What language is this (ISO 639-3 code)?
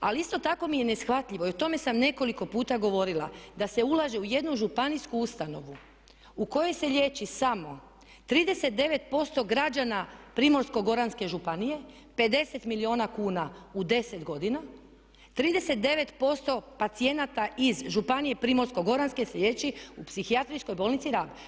hrv